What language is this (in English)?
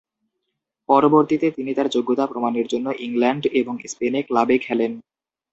Bangla